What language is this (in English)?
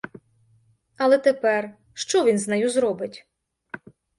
Ukrainian